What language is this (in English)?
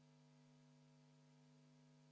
Estonian